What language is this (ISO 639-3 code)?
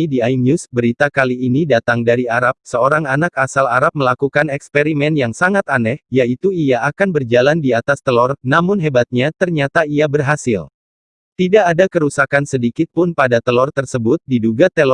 ind